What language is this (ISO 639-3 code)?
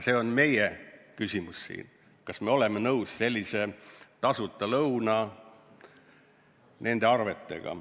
est